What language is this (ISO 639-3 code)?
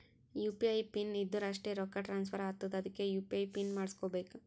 kan